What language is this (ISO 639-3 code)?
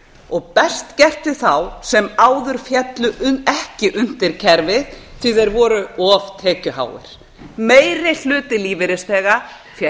isl